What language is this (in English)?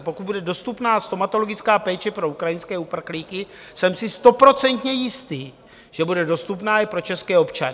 Czech